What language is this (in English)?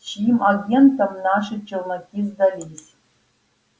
Russian